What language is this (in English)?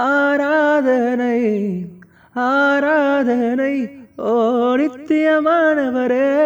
Tamil